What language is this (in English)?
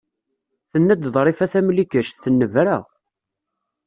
Kabyle